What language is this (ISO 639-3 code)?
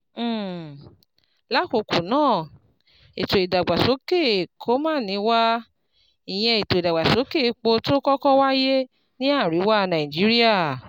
yor